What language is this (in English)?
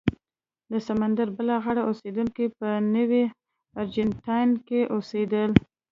Pashto